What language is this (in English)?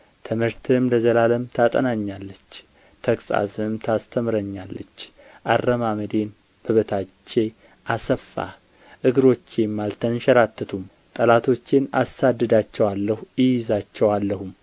Amharic